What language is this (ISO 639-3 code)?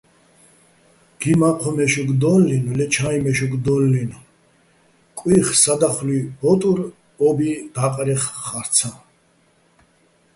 bbl